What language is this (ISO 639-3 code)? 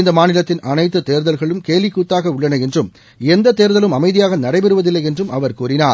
tam